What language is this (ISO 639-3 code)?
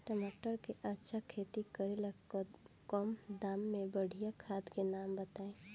bho